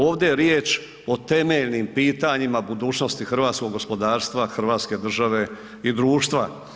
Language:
Croatian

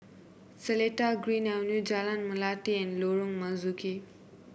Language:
English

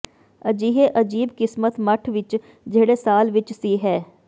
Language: Punjabi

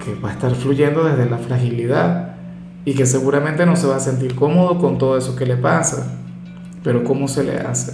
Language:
Spanish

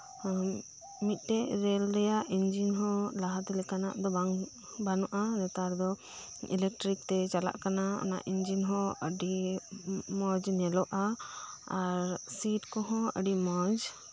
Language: Santali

